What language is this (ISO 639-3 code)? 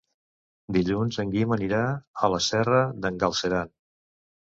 cat